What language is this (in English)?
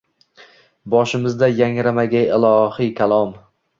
Uzbek